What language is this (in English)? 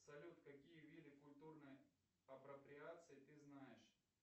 Russian